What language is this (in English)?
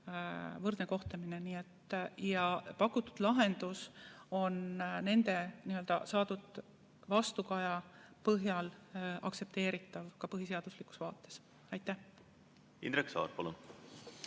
Estonian